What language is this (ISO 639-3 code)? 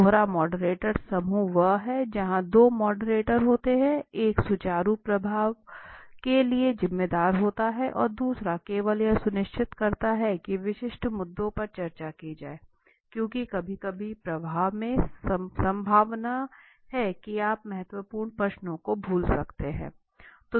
hin